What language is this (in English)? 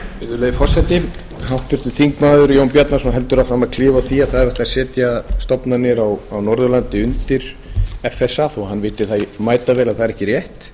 Icelandic